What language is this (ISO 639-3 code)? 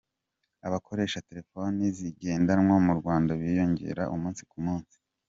kin